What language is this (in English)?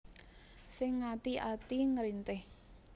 Javanese